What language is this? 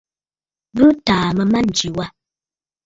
Bafut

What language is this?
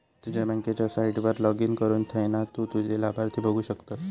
Marathi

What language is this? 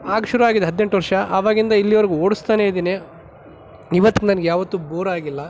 Kannada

